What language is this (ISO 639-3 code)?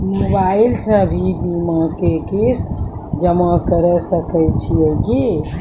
mai